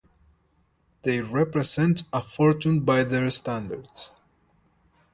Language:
English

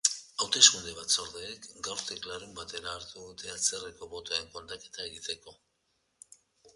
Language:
Basque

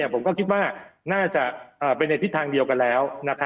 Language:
Thai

